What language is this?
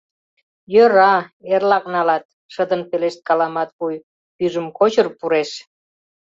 Mari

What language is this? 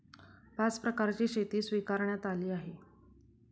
Marathi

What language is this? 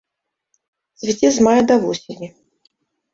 Belarusian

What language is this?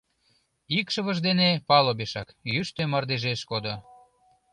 Mari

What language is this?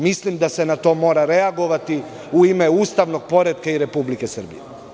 Serbian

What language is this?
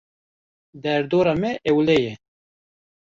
Kurdish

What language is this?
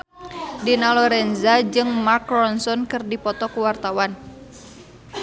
Sundanese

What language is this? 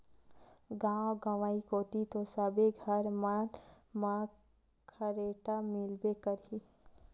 Chhattisgarhi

